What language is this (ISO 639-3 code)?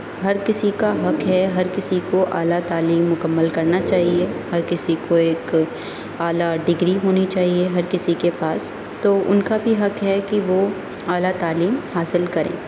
urd